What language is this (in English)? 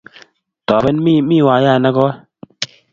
Kalenjin